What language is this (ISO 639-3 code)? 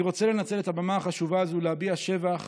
heb